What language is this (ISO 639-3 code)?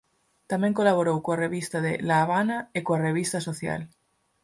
glg